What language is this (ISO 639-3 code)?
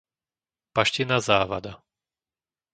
slk